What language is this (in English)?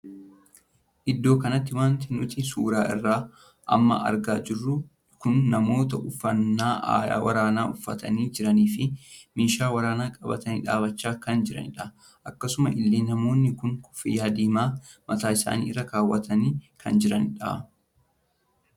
Oromo